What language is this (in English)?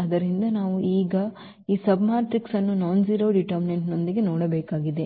Kannada